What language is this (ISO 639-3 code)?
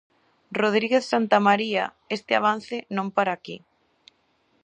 glg